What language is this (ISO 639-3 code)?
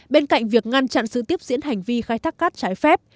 vie